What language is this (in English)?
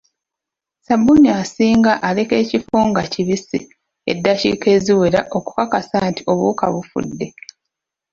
Ganda